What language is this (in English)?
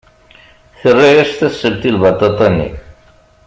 Kabyle